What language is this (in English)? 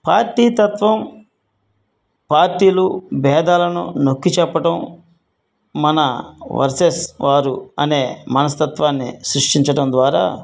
Telugu